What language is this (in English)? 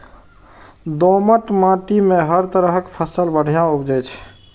Maithili